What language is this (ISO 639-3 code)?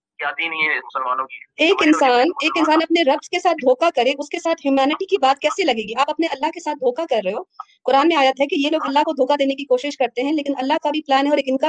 urd